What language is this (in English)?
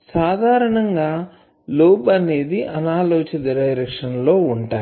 Telugu